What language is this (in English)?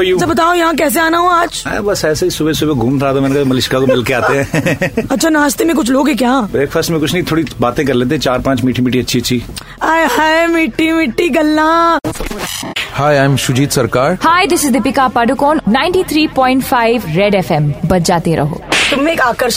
Hindi